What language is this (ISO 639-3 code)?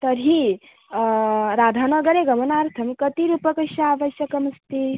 san